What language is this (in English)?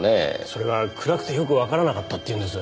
Japanese